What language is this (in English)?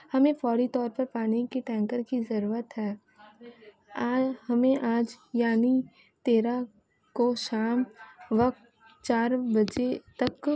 Urdu